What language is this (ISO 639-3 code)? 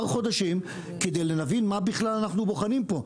heb